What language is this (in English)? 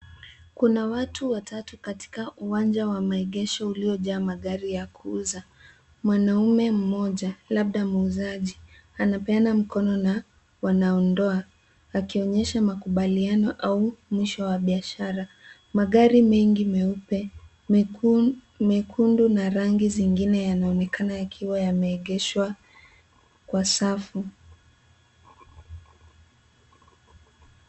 Swahili